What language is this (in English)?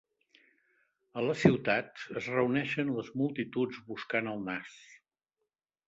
Catalan